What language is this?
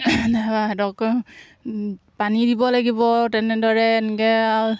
Assamese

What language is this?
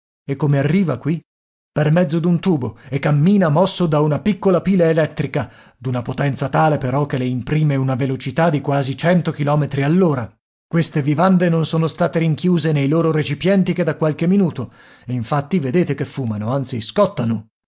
Italian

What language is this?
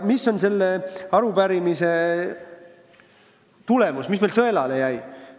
Estonian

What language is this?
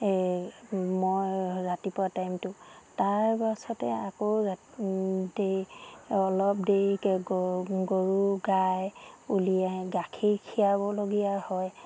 Assamese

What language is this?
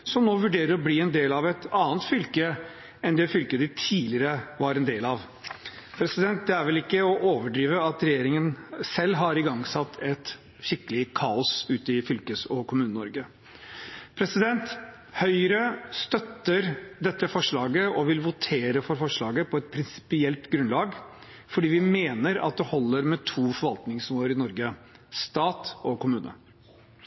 Norwegian Bokmål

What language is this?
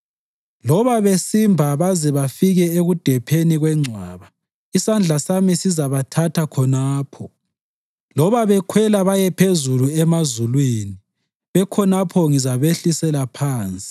North Ndebele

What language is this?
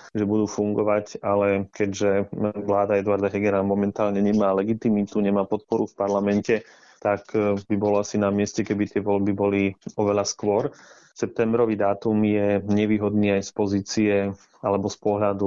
Slovak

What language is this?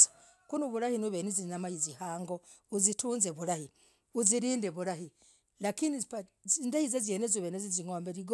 Logooli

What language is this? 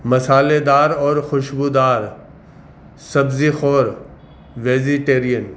Urdu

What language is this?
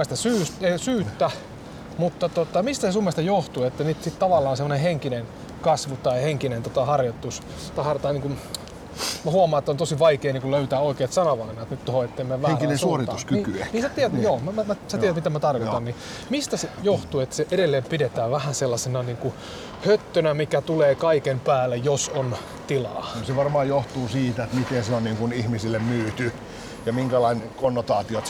Finnish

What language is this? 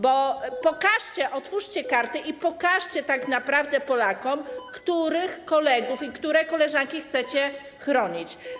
Polish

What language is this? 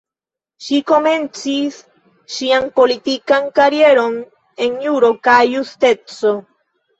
Esperanto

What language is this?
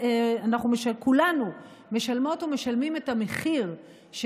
Hebrew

